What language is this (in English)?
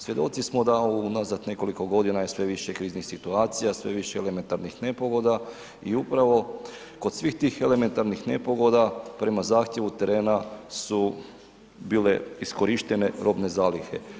Croatian